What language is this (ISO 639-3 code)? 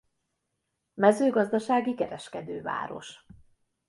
hun